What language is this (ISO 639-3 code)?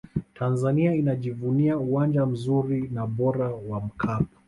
swa